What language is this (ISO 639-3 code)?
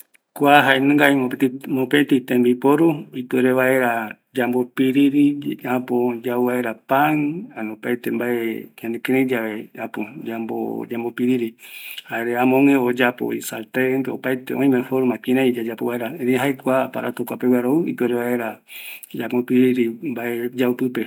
gui